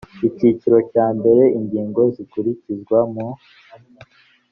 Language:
Kinyarwanda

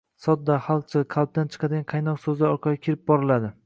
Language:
Uzbek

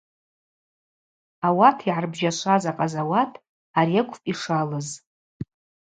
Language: Abaza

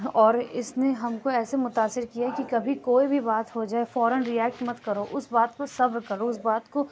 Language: Urdu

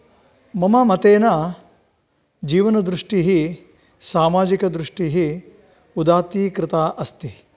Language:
Sanskrit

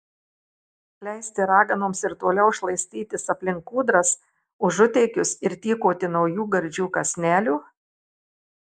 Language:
Lithuanian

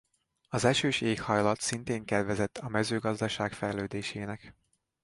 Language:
Hungarian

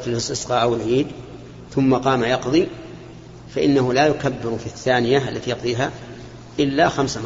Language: Arabic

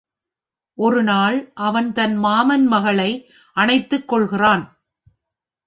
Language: Tamil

